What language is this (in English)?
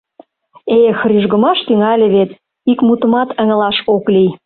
Mari